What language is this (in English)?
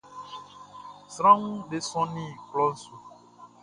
Baoulé